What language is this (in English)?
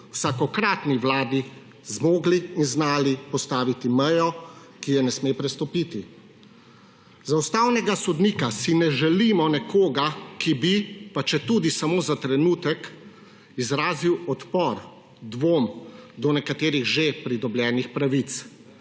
Slovenian